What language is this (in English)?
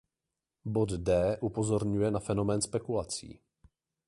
Czech